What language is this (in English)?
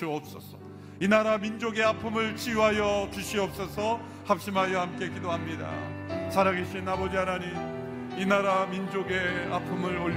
Korean